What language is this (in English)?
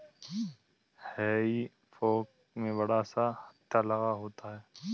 Hindi